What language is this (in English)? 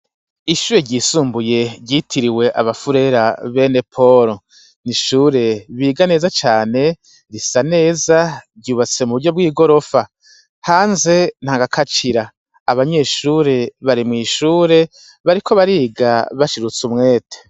Rundi